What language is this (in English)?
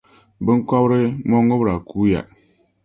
Dagbani